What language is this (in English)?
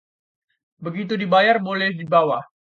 Indonesian